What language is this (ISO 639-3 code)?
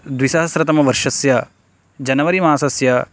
san